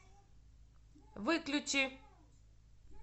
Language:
Russian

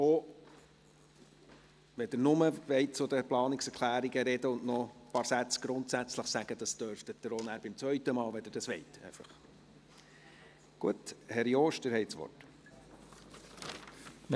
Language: Swiss German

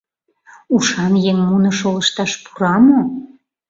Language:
Mari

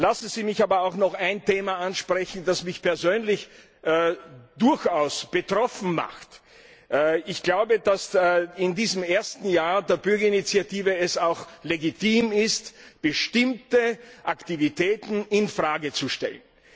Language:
German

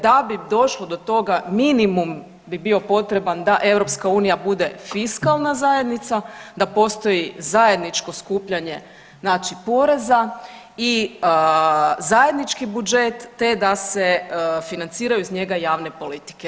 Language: Croatian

